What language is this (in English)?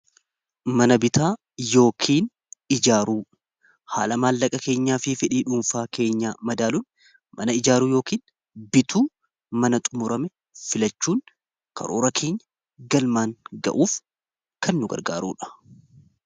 Oromo